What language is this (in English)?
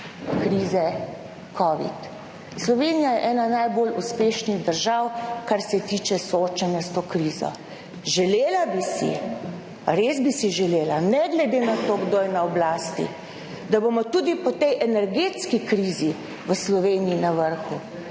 Slovenian